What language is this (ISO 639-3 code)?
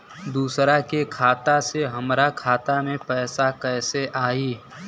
bho